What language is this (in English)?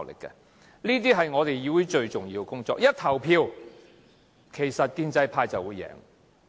Cantonese